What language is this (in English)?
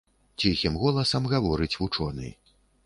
Belarusian